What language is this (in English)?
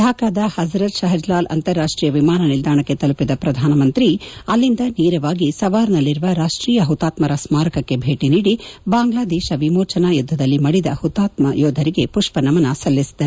Kannada